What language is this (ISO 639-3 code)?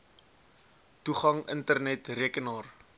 afr